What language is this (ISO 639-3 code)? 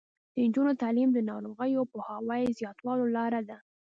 pus